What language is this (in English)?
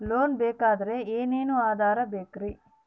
Kannada